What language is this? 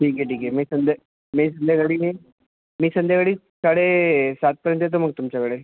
Marathi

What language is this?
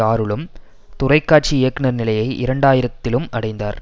Tamil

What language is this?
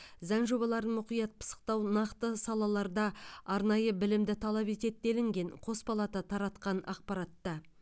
Kazakh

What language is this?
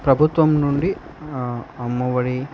Telugu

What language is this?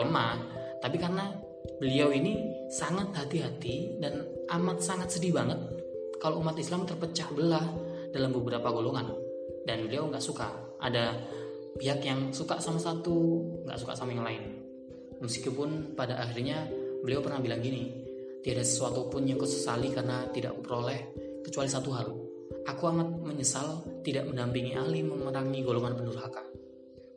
Indonesian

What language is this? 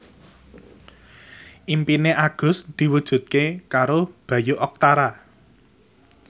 Javanese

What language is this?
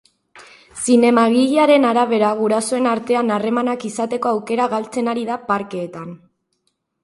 Basque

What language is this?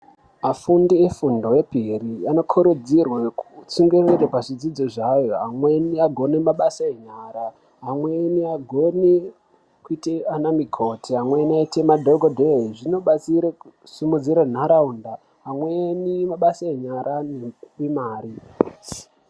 Ndau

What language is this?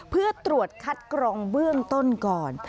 Thai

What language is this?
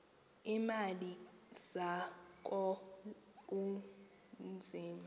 Xhosa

